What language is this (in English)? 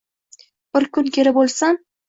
Uzbek